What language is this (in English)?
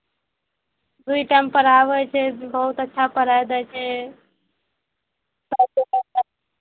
Maithili